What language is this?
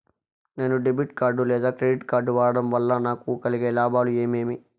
Telugu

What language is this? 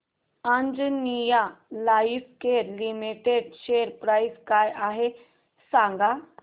Marathi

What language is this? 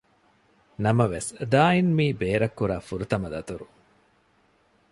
Divehi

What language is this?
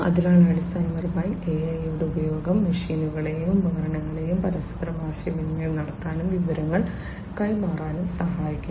Malayalam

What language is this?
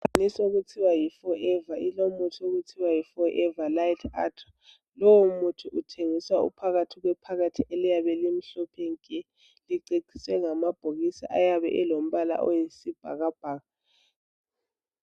North Ndebele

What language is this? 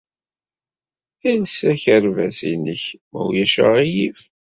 Kabyle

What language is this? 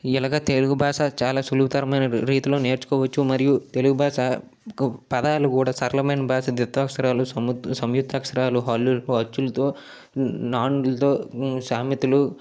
Telugu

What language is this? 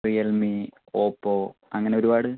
Malayalam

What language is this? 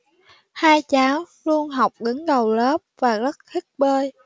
Vietnamese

